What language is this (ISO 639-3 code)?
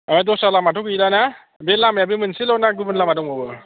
brx